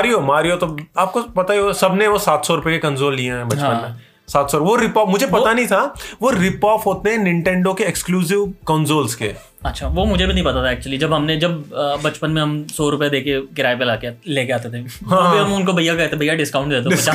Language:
Hindi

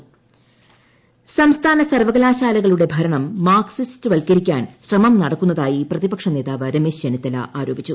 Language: Malayalam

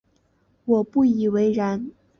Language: Chinese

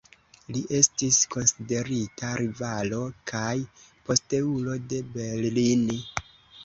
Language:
Esperanto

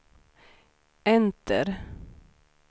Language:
Swedish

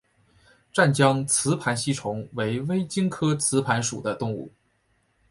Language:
Chinese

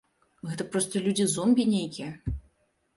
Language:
Belarusian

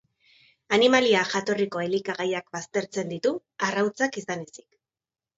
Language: Basque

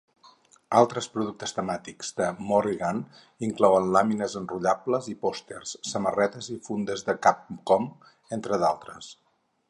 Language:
Catalan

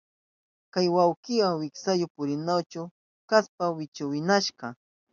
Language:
Southern Pastaza Quechua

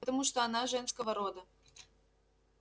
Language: Russian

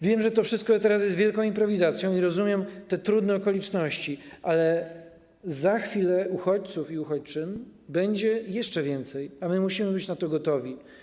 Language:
Polish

